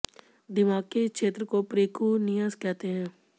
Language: Hindi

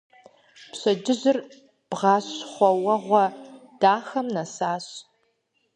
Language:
Kabardian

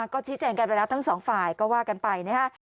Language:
Thai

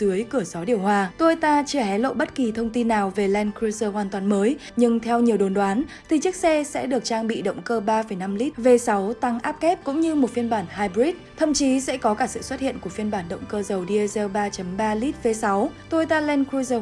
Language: Vietnamese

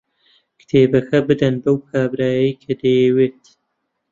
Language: Central Kurdish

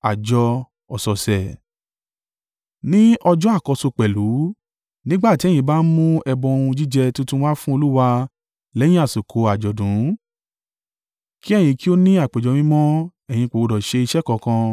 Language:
Yoruba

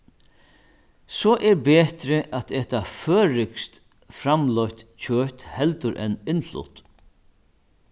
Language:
Faroese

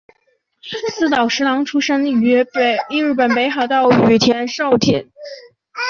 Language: Chinese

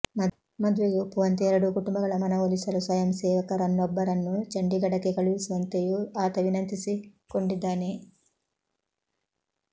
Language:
Kannada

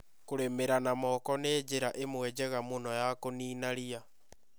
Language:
Kikuyu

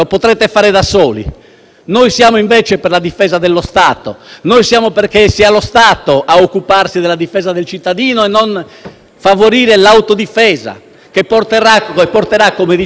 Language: Italian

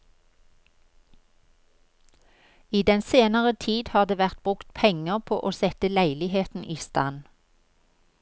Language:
Norwegian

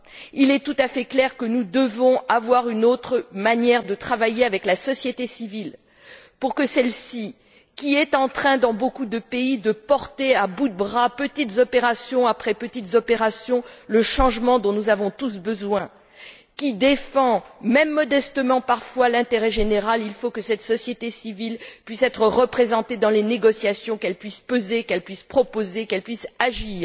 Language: French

